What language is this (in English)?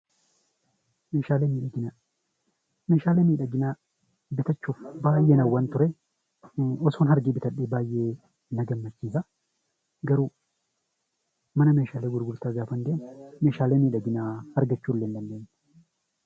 Oromo